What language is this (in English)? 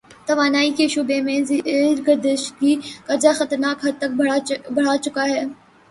Urdu